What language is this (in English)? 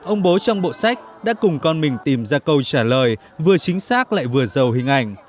Vietnamese